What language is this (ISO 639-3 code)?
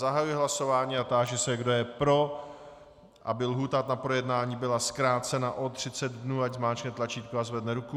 ces